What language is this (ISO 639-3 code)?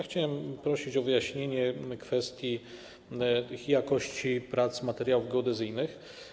pol